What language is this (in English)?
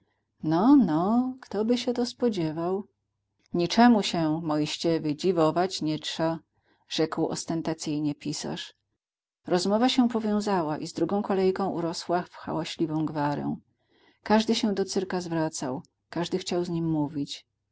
Polish